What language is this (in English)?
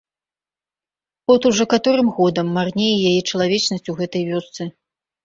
Belarusian